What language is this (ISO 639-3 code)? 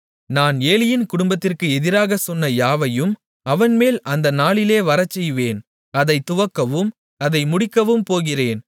tam